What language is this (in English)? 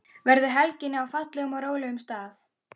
Icelandic